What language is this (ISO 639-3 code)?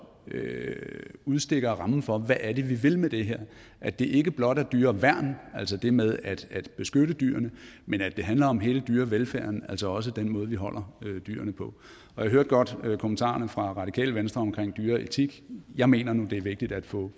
dan